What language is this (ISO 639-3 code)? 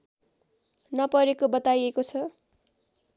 nep